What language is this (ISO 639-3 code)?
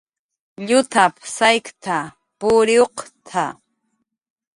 jqr